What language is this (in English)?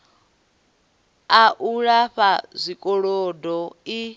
Venda